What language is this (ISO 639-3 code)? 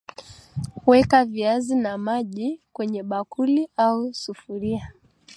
swa